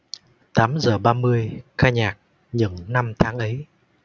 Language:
Vietnamese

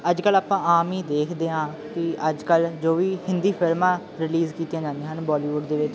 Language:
Punjabi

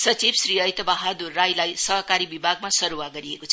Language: Nepali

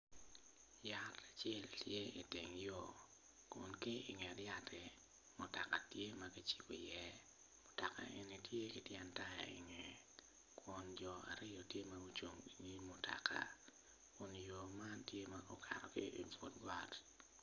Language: Acoli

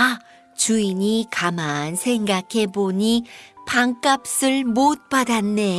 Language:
Korean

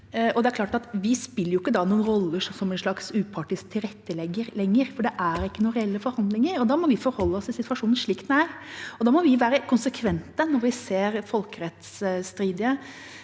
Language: Norwegian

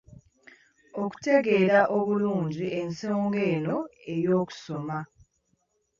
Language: Ganda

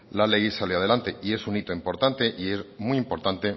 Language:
Spanish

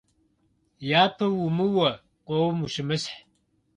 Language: Kabardian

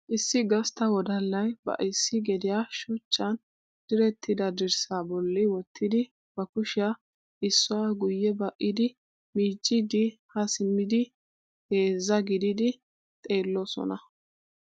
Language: Wolaytta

